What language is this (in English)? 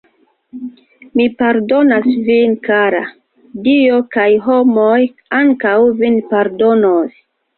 Esperanto